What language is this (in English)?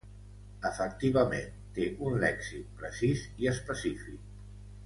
Catalan